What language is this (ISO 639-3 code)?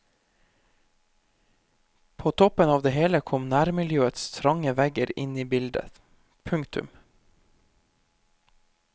nor